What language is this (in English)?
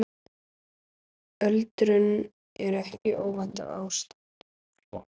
Icelandic